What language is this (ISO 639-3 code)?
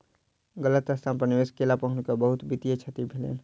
mai